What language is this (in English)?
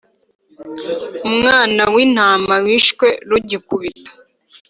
Kinyarwanda